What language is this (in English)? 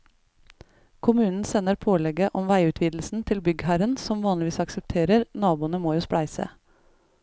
Norwegian